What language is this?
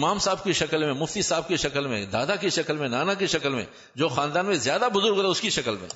Urdu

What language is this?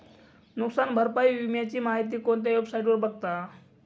Marathi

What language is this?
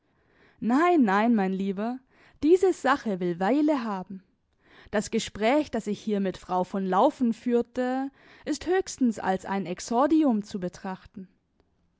German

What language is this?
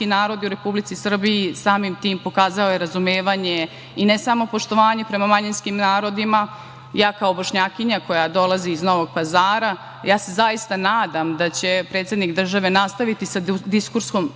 Serbian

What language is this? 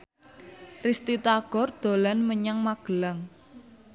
Javanese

